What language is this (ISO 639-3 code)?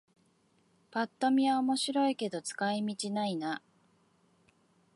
jpn